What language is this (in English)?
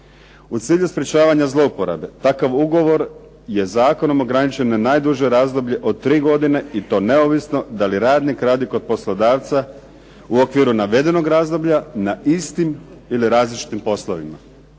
Croatian